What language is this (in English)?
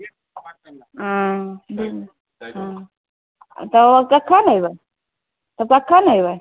Maithili